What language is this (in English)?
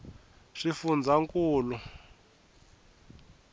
Tsonga